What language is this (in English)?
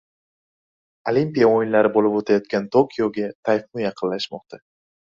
Uzbek